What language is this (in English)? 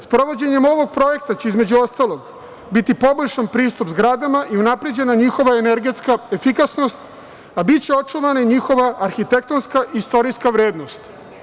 Serbian